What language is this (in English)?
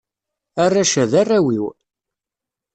Kabyle